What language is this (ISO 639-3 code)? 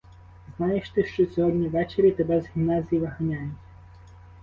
ukr